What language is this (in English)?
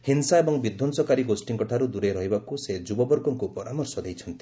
Odia